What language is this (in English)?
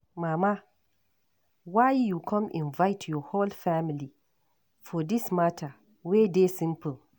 Nigerian Pidgin